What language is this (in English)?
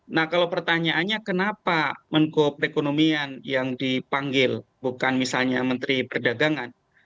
Indonesian